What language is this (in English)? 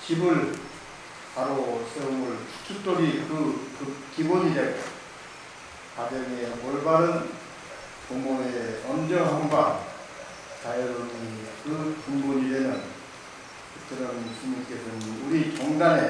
Korean